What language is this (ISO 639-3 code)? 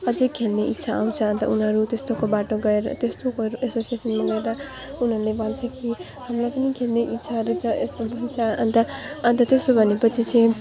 nep